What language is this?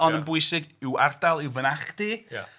Welsh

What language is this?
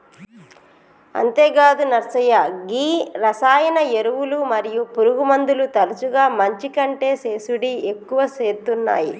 Telugu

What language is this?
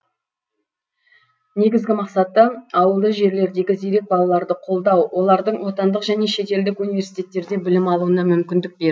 Kazakh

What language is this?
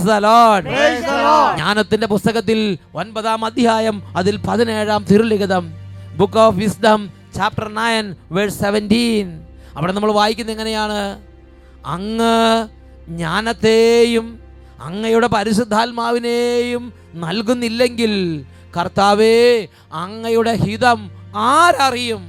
Malayalam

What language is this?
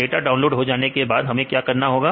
Hindi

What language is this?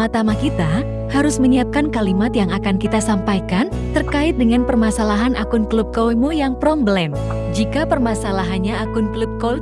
Indonesian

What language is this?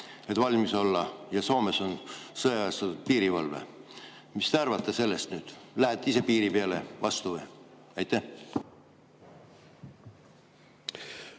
Estonian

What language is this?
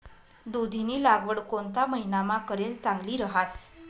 Marathi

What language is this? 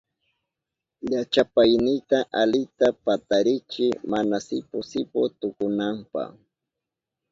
Southern Pastaza Quechua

